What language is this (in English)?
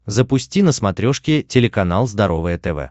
Russian